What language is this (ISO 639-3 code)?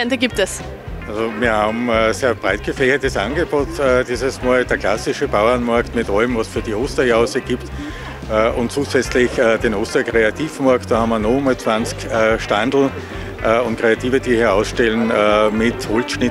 deu